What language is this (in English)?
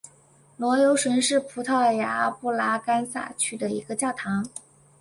Chinese